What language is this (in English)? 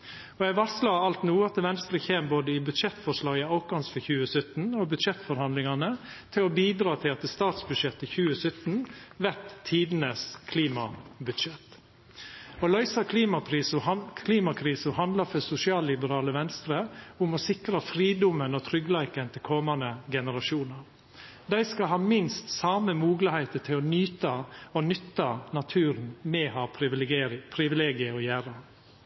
Norwegian Nynorsk